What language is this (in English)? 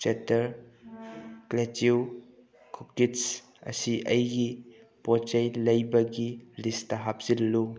Manipuri